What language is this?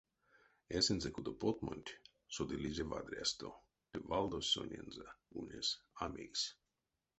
Erzya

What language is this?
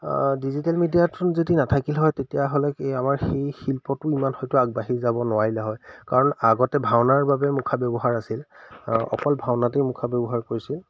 Assamese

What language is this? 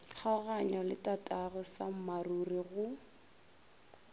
Northern Sotho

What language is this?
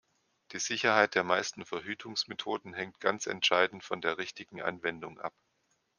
German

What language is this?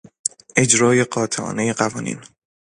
Persian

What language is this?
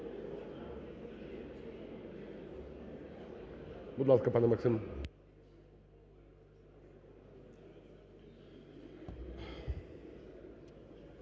Ukrainian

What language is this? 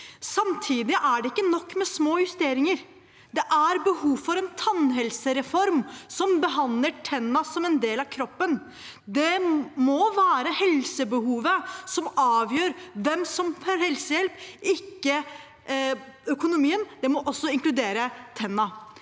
Norwegian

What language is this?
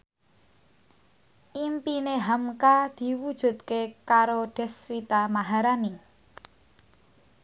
Javanese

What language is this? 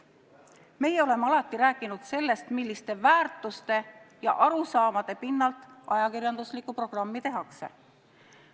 Estonian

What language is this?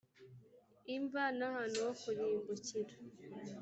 Kinyarwanda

